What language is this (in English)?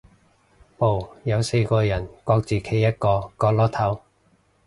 Cantonese